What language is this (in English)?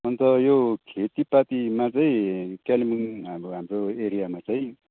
Nepali